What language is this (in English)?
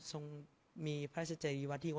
Thai